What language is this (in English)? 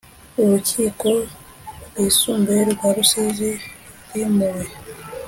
Kinyarwanda